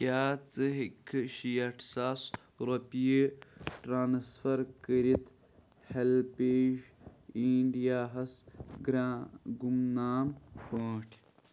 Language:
Kashmiri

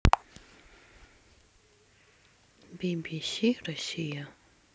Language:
Russian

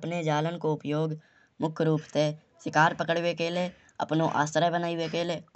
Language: Kanauji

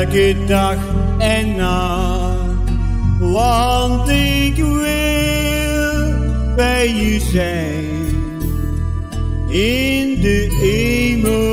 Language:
Dutch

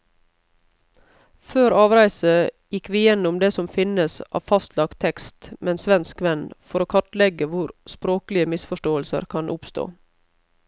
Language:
Norwegian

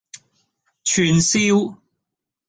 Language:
Cantonese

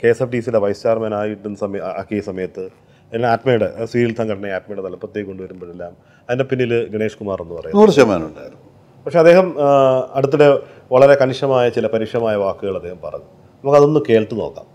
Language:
Malayalam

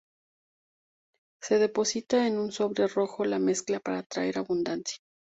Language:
Spanish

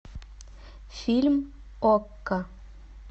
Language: Russian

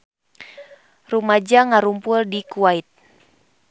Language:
Sundanese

